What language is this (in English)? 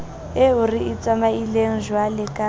Southern Sotho